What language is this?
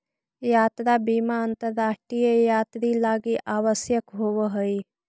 Magahi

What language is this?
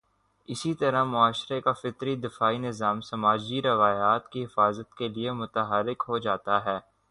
Urdu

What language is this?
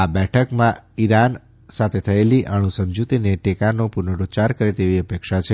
Gujarati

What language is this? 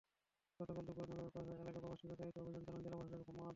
Bangla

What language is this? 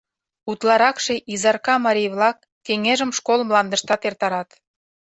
Mari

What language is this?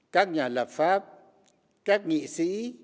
Vietnamese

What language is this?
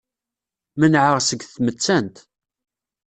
Kabyle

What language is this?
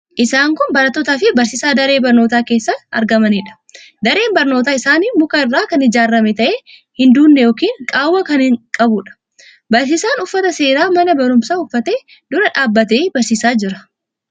Oromo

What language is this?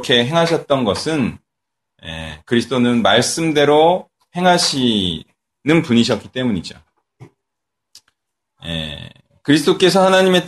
Korean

